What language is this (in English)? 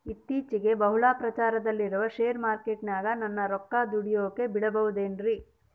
Kannada